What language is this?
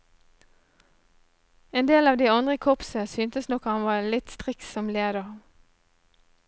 Norwegian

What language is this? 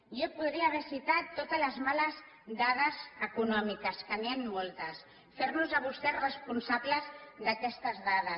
Catalan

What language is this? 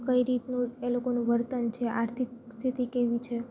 Gujarati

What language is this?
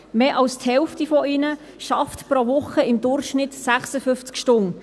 Swiss German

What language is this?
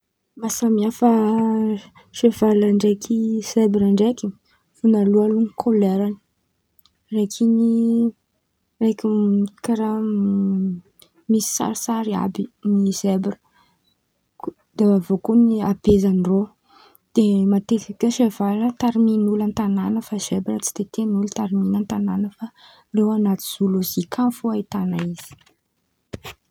Antankarana Malagasy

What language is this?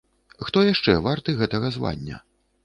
Belarusian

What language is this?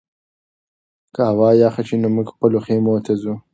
Pashto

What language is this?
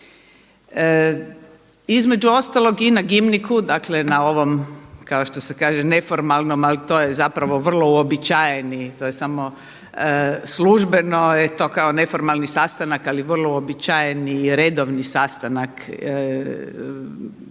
Croatian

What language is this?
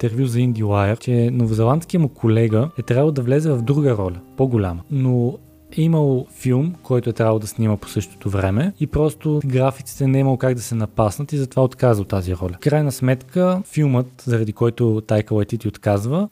Bulgarian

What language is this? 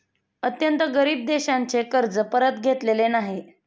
Marathi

